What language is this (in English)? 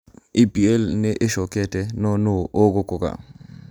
Kikuyu